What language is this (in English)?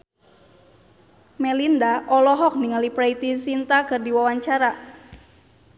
Sundanese